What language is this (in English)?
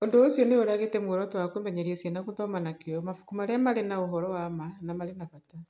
Kikuyu